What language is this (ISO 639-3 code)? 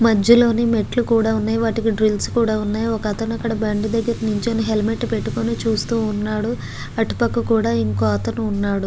tel